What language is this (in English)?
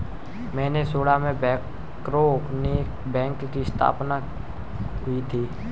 Hindi